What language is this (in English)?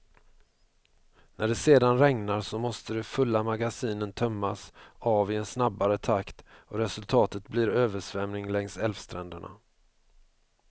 Swedish